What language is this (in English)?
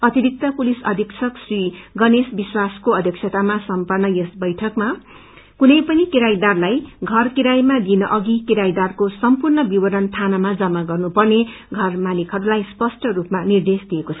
Nepali